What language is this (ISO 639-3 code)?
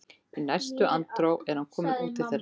isl